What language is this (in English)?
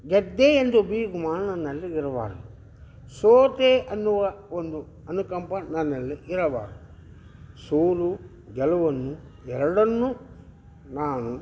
Kannada